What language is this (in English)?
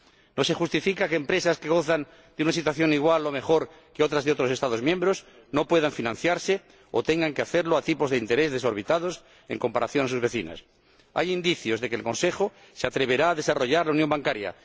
Spanish